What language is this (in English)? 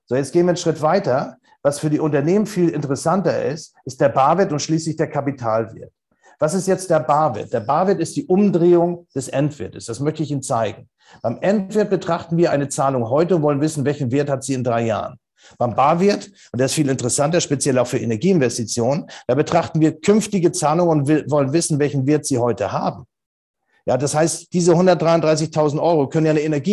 German